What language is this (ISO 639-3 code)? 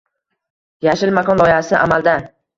uzb